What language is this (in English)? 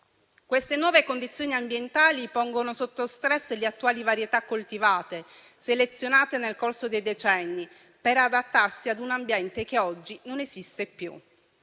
Italian